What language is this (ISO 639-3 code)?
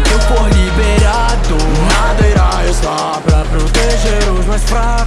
por